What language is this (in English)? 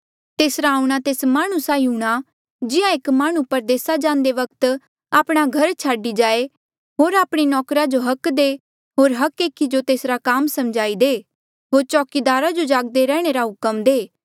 Mandeali